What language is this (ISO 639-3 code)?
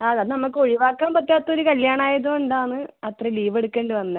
mal